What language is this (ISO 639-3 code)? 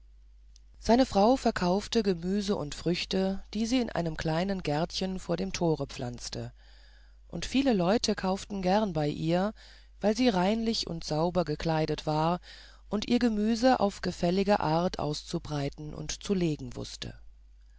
deu